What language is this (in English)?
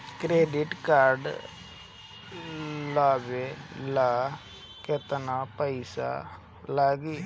Bhojpuri